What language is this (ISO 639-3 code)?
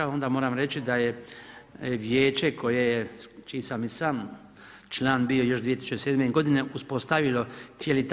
hrv